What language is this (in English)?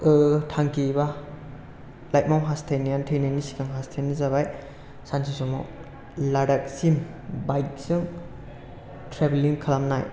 Bodo